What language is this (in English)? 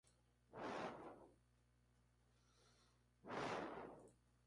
Spanish